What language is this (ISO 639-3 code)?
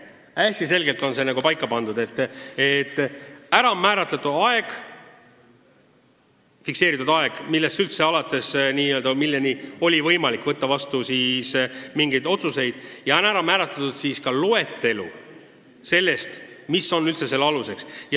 est